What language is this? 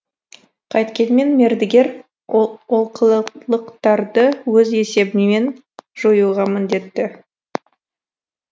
Kazakh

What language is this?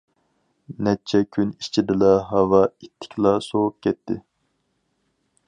Uyghur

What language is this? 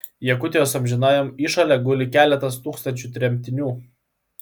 Lithuanian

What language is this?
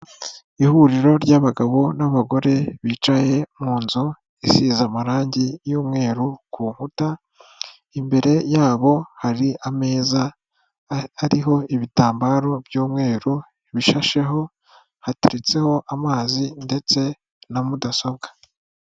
Kinyarwanda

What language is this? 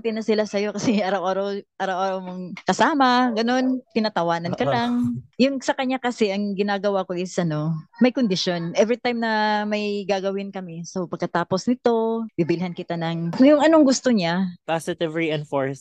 Filipino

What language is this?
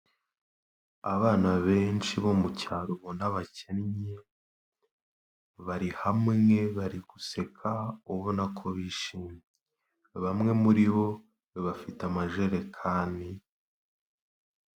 Kinyarwanda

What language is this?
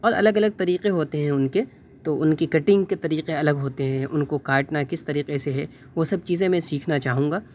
Urdu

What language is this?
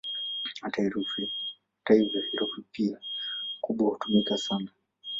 Swahili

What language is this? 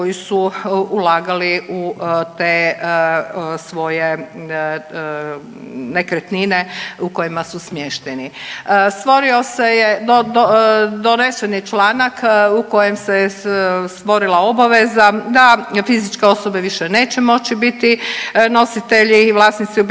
Croatian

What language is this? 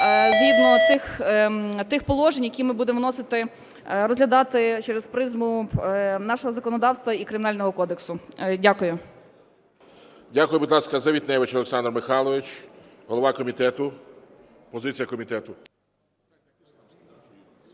Ukrainian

